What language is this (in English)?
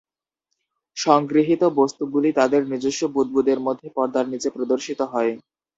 Bangla